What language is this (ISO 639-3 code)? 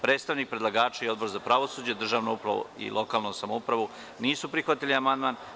srp